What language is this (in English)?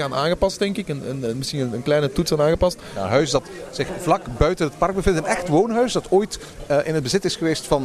Dutch